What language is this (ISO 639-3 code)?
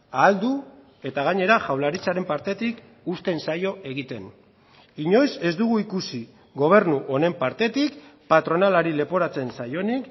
eus